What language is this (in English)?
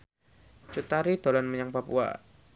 Javanese